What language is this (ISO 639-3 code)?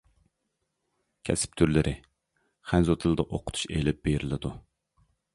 uig